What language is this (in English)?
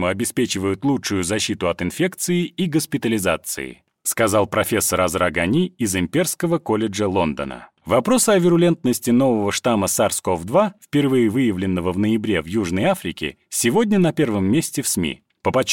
Russian